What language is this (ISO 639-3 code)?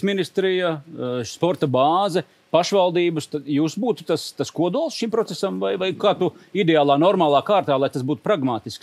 lav